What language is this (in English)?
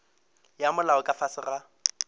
Northern Sotho